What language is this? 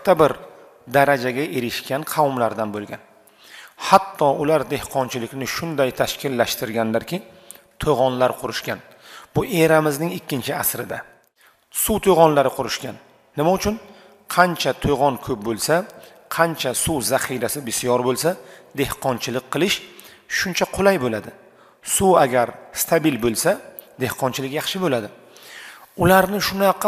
Turkish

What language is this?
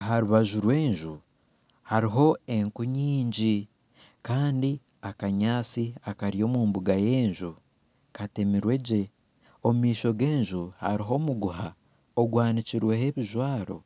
Nyankole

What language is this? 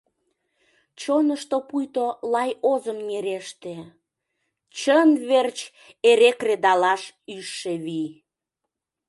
Mari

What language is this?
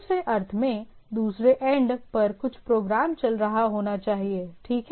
Hindi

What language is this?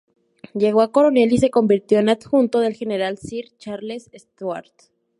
Spanish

